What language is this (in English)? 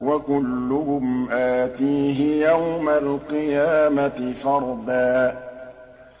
Arabic